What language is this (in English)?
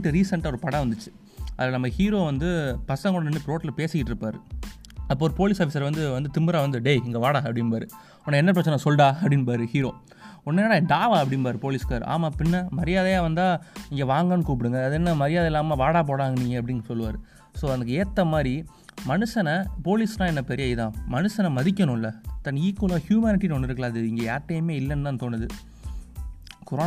Tamil